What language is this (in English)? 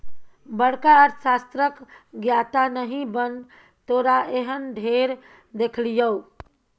Maithili